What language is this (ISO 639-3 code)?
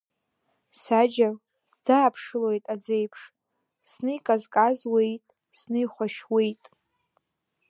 abk